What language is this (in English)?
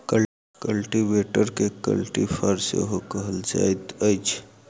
Maithili